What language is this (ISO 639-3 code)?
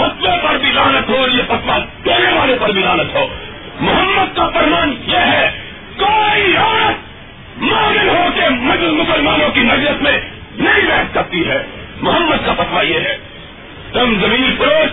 urd